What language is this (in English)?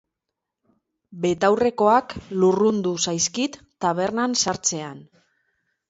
Basque